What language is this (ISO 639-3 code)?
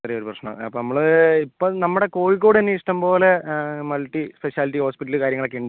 mal